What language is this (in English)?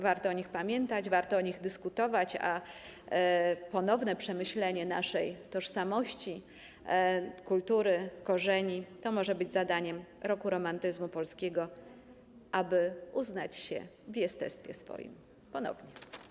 Polish